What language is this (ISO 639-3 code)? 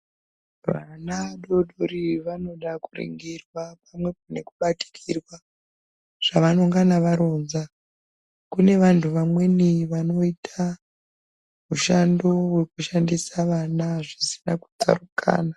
ndc